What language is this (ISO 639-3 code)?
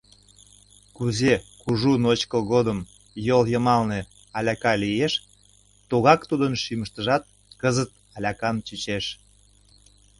chm